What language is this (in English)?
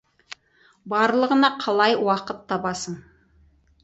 Kazakh